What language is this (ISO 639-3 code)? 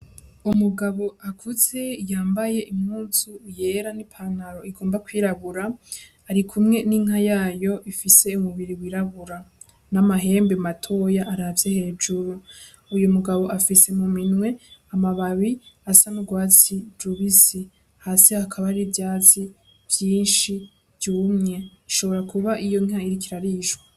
run